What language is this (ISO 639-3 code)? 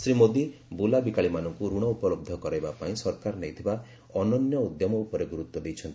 ori